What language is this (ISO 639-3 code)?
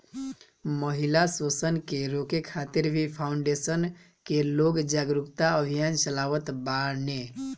bho